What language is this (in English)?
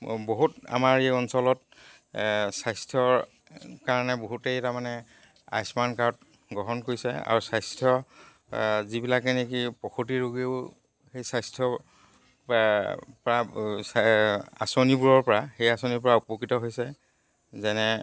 Assamese